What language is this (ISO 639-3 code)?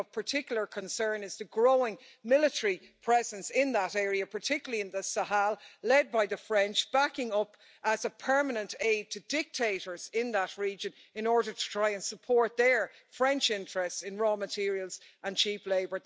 eng